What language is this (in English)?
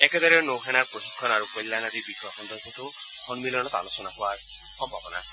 Assamese